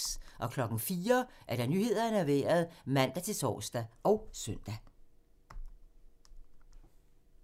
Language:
Danish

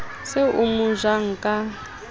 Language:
Southern Sotho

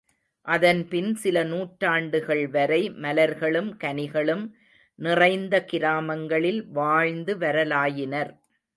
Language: Tamil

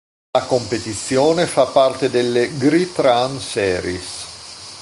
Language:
Italian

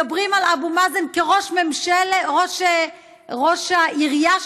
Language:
Hebrew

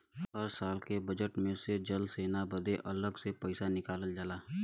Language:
Bhojpuri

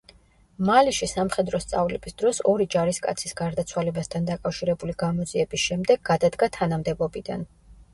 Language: Georgian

